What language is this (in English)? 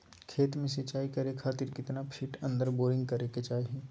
Magahi